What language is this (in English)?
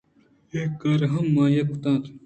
Eastern Balochi